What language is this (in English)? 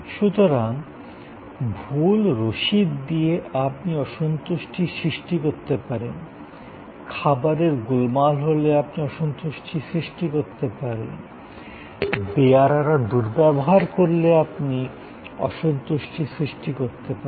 Bangla